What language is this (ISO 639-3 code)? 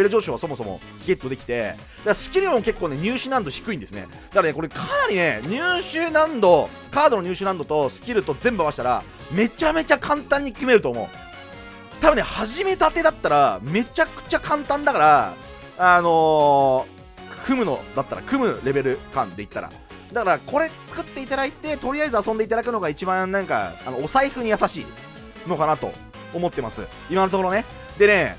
jpn